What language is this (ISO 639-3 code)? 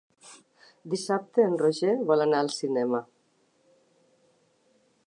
cat